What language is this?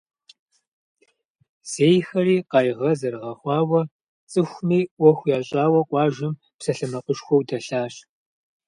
Kabardian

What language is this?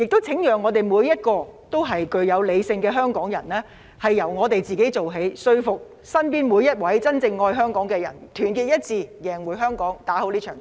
Cantonese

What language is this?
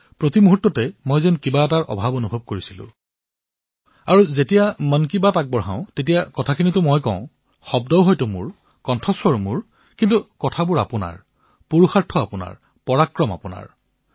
Assamese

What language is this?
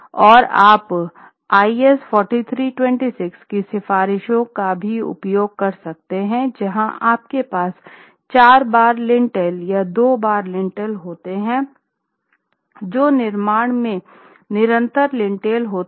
Hindi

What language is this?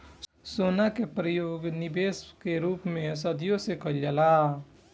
Bhojpuri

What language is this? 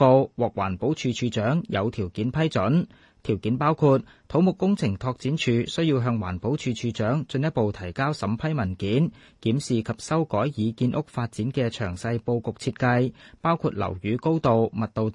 Chinese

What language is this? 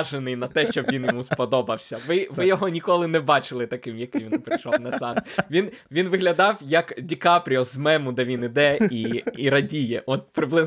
Ukrainian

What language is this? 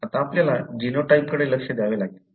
Marathi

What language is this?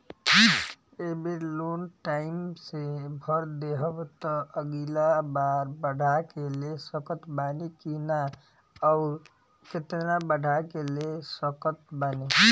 Bhojpuri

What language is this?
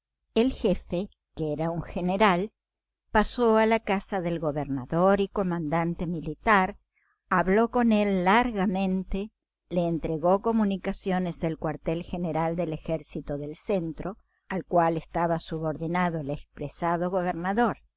Spanish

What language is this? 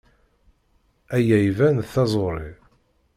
Kabyle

